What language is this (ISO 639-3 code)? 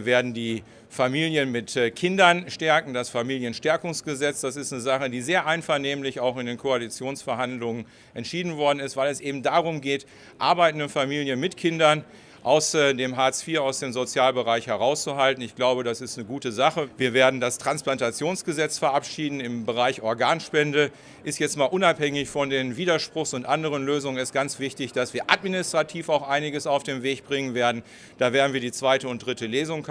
deu